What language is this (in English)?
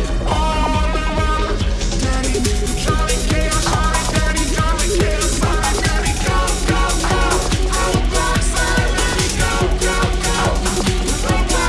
English